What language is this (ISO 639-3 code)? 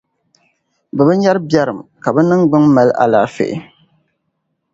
dag